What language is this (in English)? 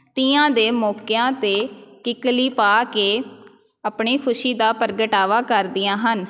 Punjabi